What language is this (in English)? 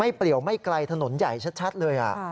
Thai